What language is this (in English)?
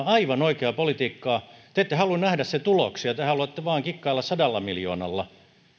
Finnish